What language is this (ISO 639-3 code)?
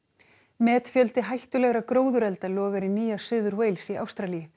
isl